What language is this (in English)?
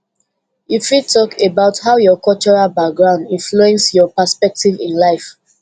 Nigerian Pidgin